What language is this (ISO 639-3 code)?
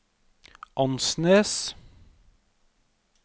nor